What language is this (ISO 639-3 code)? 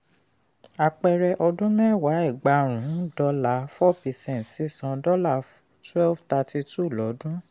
yor